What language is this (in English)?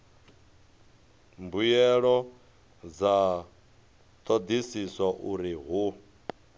Venda